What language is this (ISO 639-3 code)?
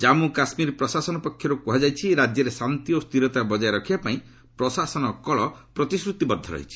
ori